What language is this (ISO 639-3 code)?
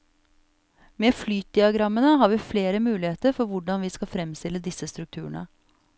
nor